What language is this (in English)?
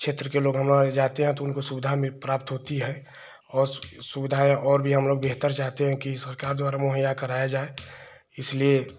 Hindi